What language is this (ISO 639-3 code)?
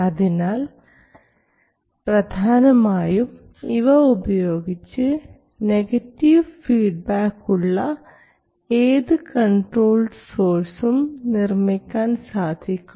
mal